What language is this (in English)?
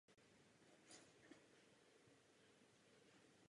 Czech